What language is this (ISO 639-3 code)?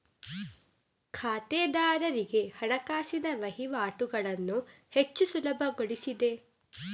kan